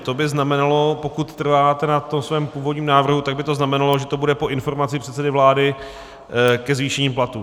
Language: Czech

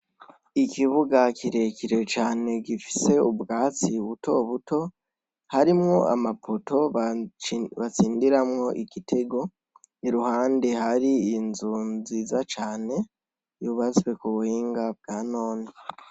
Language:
Rundi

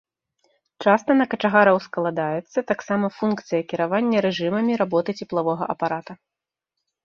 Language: Belarusian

